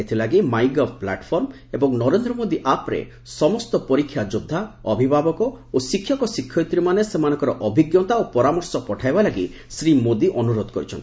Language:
Odia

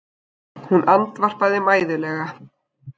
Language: Icelandic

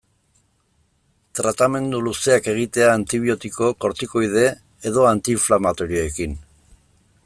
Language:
Basque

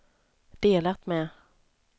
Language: Swedish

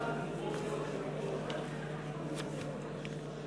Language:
Hebrew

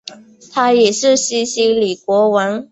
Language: Chinese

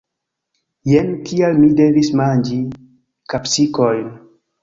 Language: Esperanto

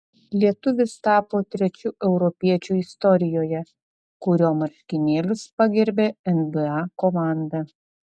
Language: Lithuanian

